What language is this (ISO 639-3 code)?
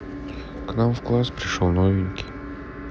rus